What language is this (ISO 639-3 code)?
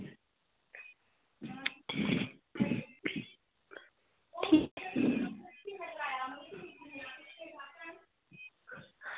doi